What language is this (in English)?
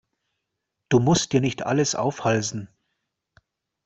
German